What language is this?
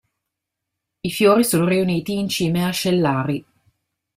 Italian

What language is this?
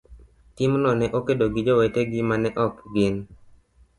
Luo (Kenya and Tanzania)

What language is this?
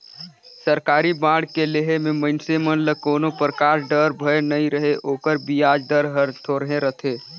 Chhattisgarhi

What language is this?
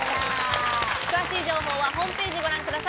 Japanese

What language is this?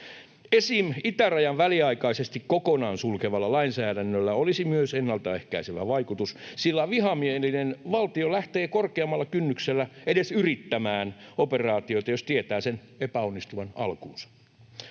Finnish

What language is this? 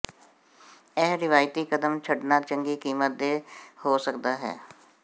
Punjabi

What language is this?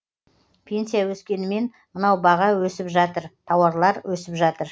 Kazakh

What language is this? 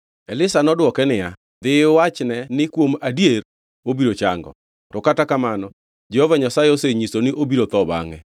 Luo (Kenya and Tanzania)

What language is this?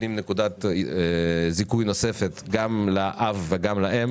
Hebrew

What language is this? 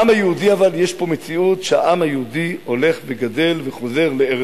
Hebrew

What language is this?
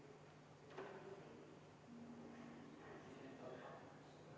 Estonian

